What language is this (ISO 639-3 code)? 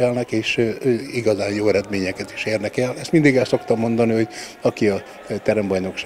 hun